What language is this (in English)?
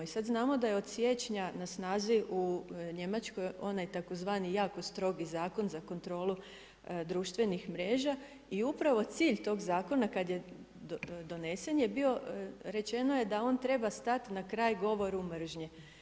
Croatian